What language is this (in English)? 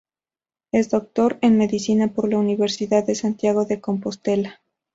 Spanish